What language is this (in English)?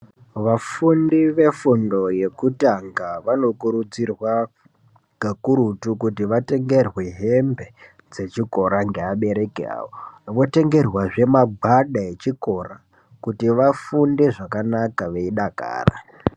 Ndau